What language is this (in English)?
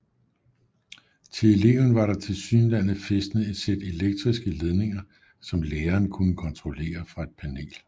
Danish